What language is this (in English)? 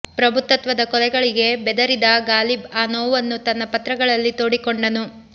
Kannada